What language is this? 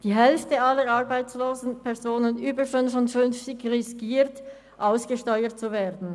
Swiss German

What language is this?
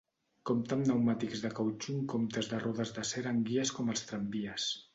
Catalan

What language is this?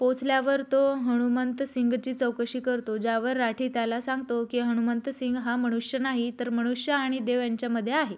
Marathi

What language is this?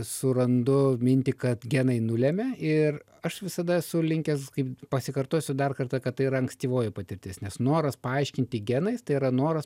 Lithuanian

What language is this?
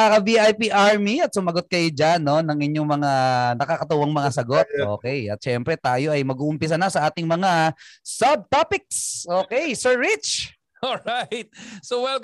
Filipino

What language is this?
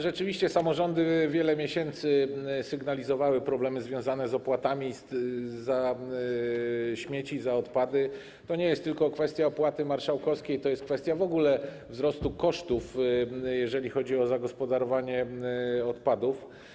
Polish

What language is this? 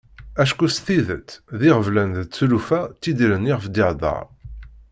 Kabyle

